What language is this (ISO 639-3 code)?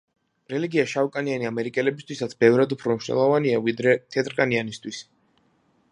kat